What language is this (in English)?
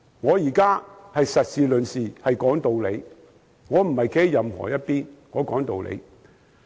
Cantonese